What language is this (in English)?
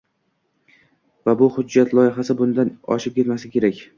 Uzbek